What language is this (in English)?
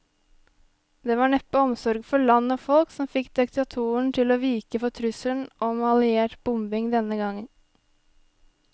Norwegian